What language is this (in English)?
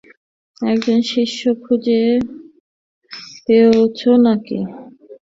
Bangla